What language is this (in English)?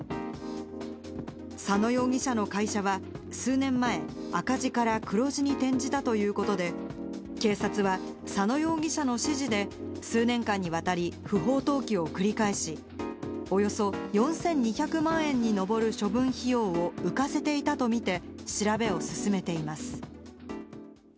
Japanese